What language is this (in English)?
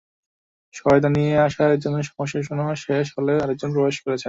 Bangla